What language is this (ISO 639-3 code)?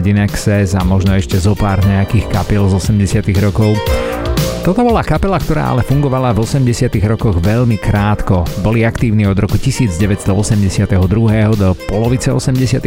slk